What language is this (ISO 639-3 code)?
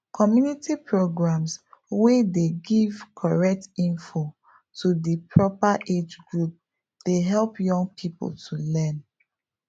pcm